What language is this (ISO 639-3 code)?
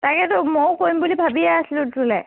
asm